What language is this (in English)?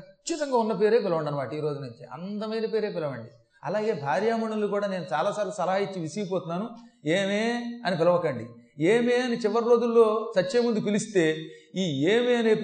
Telugu